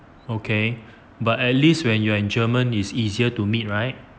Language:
English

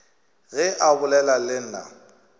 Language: Northern Sotho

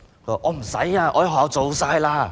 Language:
Cantonese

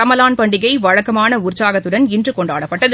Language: Tamil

